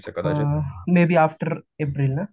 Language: Marathi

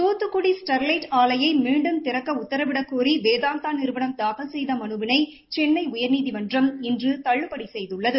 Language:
Tamil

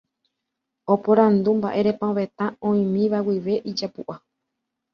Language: Guarani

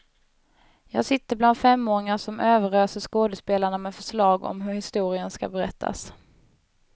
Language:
Swedish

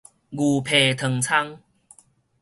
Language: Min Nan Chinese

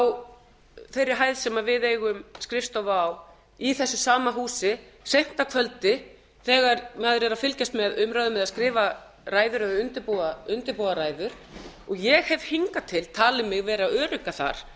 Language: Icelandic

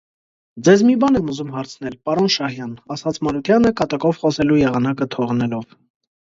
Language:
Armenian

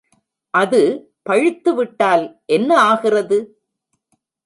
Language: Tamil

